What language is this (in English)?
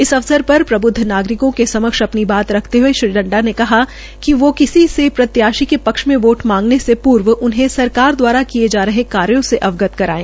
Hindi